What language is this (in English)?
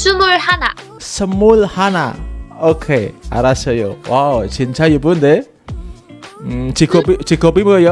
Korean